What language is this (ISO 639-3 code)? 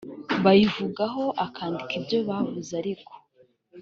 kin